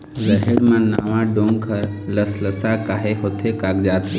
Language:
Chhattisgarhi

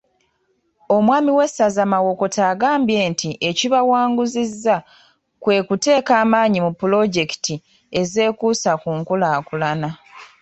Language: Ganda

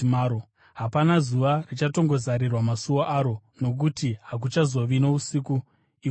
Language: Shona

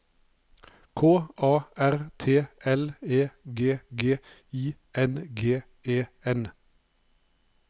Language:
Norwegian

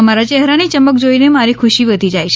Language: Gujarati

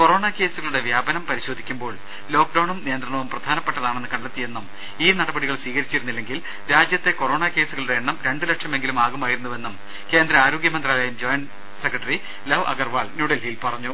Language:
Malayalam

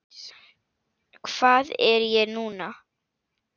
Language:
Icelandic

